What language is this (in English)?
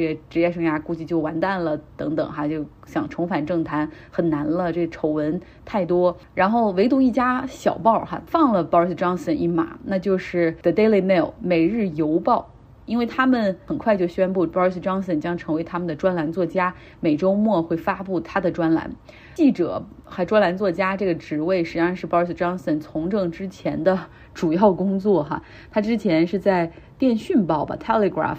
Chinese